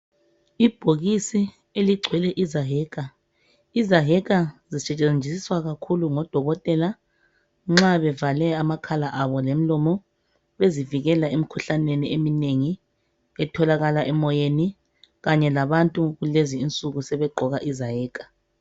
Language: North Ndebele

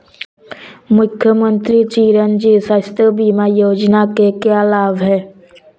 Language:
Hindi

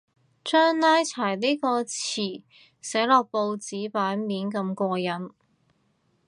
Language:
Cantonese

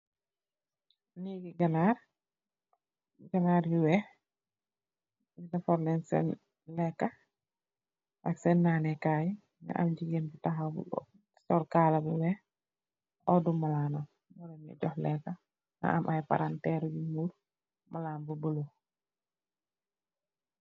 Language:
Wolof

